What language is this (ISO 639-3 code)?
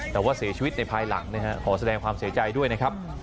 tha